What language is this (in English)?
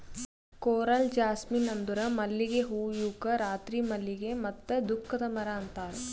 Kannada